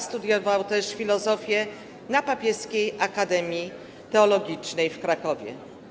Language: Polish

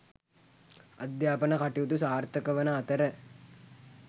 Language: Sinhala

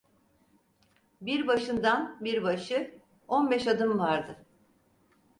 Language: Turkish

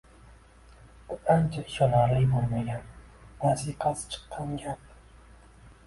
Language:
Uzbek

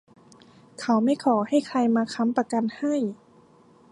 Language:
Thai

